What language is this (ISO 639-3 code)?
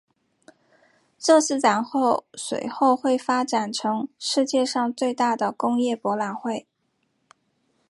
zho